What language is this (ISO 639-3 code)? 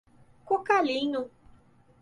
por